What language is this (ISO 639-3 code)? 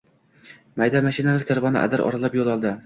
uzb